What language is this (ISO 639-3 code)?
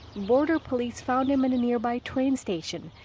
eng